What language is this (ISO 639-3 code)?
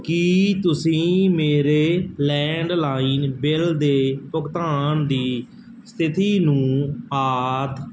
pan